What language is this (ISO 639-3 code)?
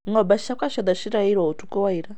kik